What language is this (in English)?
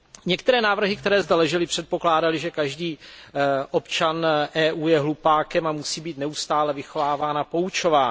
Czech